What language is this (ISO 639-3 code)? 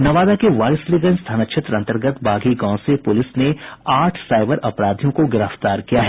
hin